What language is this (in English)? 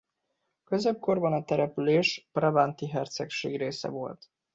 Hungarian